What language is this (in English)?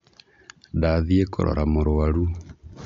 Kikuyu